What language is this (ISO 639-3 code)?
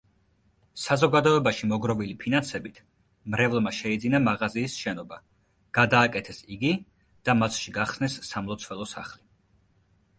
kat